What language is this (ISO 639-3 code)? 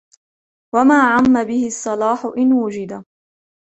ara